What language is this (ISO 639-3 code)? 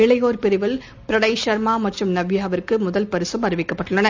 tam